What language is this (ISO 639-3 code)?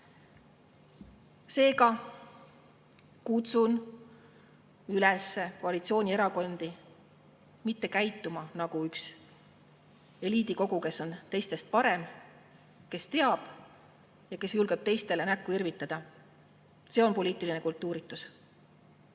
est